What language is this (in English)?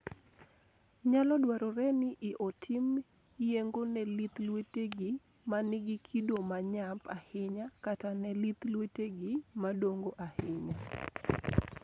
Luo (Kenya and Tanzania)